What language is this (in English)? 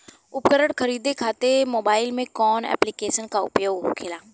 Bhojpuri